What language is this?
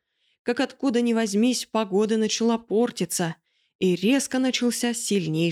Russian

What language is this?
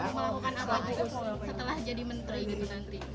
Indonesian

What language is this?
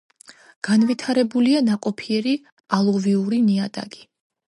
Georgian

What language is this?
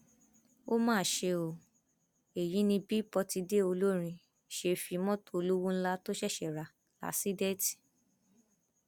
Yoruba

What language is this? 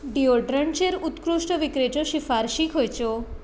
Konkani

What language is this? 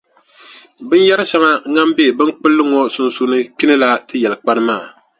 Dagbani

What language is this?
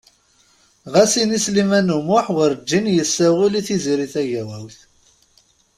Kabyle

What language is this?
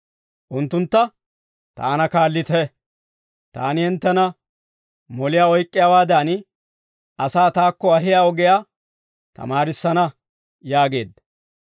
Dawro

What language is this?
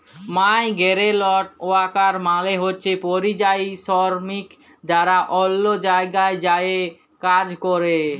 Bangla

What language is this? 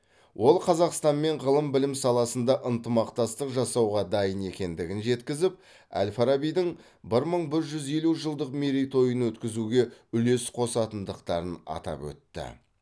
Kazakh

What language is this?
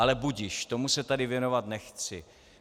Czech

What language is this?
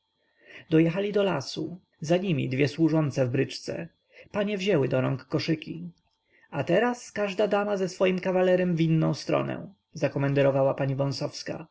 Polish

